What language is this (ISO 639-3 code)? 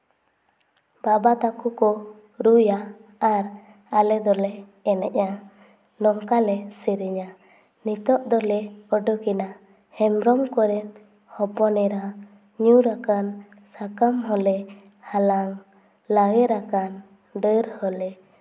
sat